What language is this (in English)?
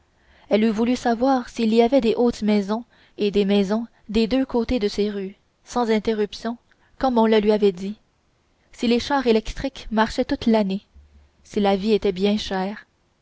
French